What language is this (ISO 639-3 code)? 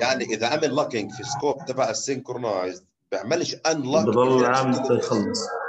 ara